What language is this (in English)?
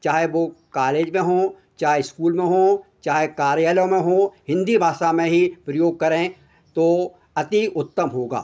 Hindi